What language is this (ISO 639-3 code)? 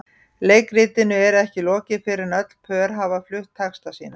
isl